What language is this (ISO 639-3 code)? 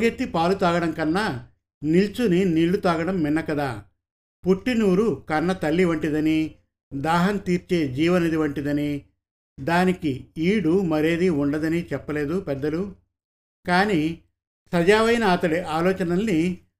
tel